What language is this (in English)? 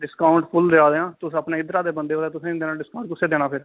Dogri